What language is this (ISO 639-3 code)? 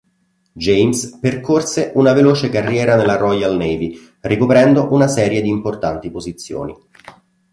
ita